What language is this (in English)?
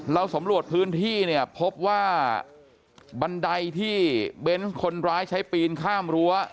Thai